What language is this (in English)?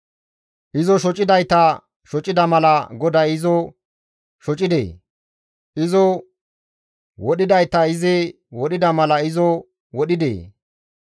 Gamo